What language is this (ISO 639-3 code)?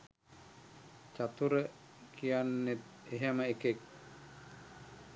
sin